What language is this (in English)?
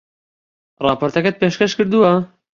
Central Kurdish